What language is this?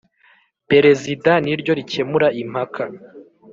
Kinyarwanda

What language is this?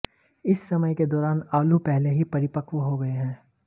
Hindi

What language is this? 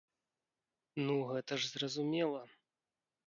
Belarusian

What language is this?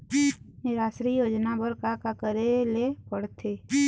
Chhattisgarhi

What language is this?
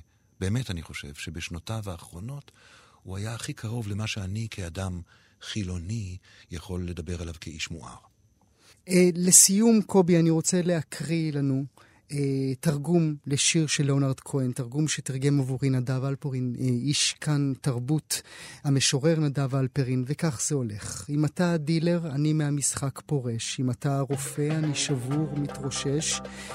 Hebrew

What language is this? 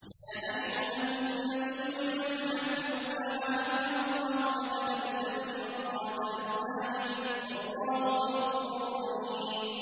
Arabic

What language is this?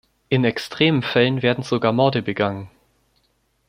German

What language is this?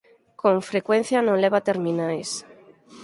Galician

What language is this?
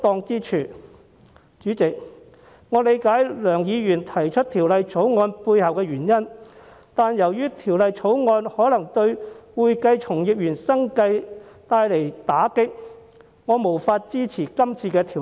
Cantonese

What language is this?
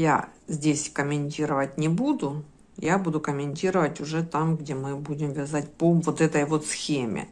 Russian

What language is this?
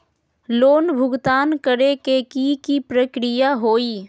Magahi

